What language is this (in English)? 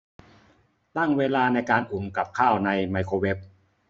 Thai